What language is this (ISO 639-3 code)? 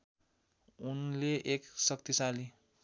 nep